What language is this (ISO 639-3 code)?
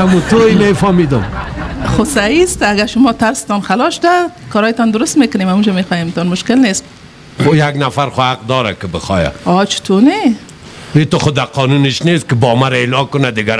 fas